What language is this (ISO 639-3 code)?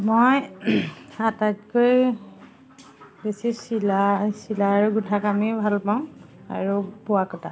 asm